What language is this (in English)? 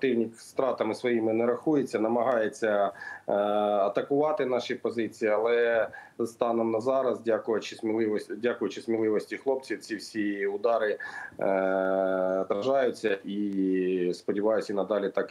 Ukrainian